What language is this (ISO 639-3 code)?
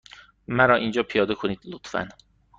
fas